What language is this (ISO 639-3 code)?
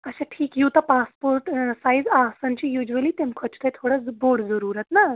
kas